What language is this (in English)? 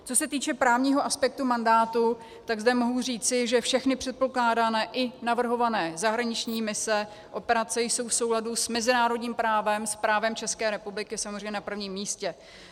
Czech